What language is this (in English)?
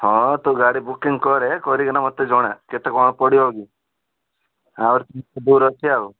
Odia